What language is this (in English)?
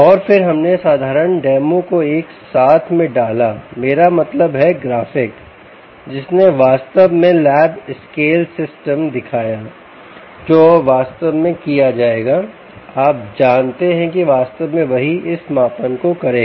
Hindi